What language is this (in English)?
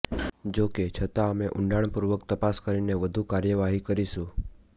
Gujarati